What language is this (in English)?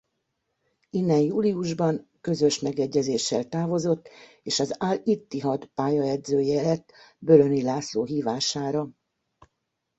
Hungarian